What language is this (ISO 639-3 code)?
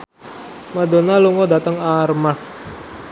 jav